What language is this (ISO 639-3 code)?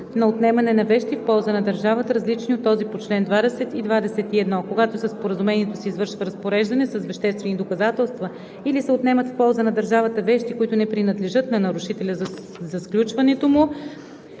bul